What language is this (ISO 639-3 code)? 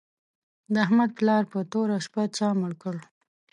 pus